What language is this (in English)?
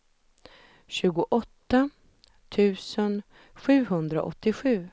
Swedish